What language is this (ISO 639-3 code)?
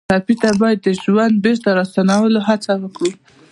pus